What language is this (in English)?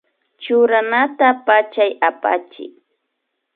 Imbabura Highland Quichua